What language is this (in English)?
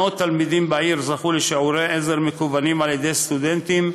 Hebrew